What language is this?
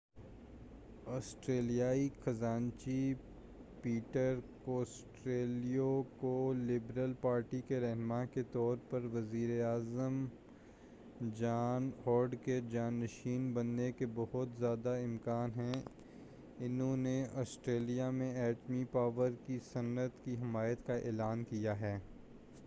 Urdu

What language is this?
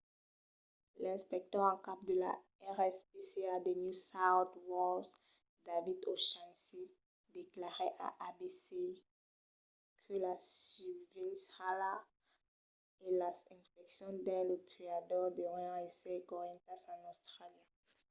Occitan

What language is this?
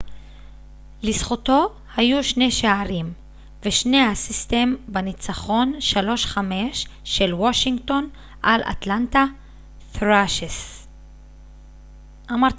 Hebrew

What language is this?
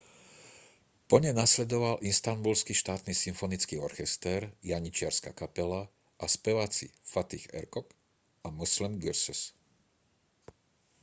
Slovak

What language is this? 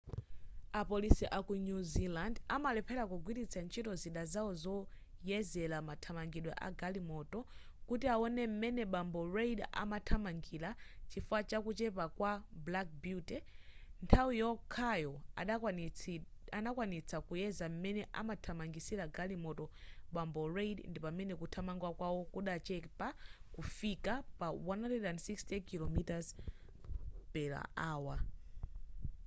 Nyanja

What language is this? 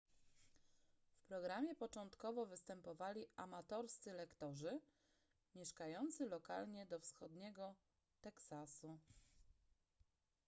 Polish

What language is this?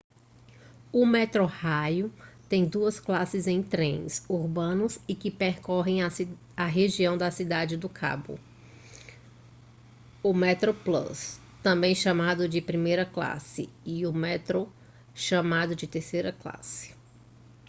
Portuguese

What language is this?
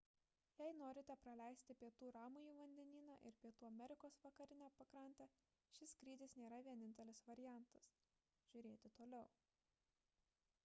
Lithuanian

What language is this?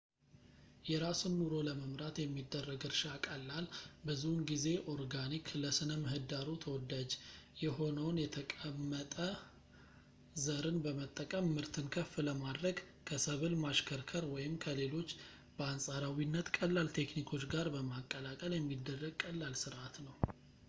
Amharic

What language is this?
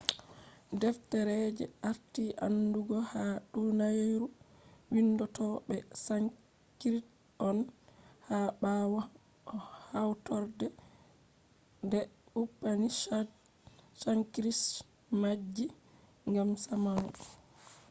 Fula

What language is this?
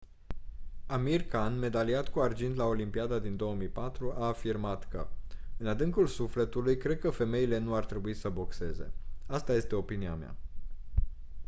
Romanian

